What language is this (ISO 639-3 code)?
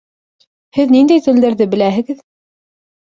bak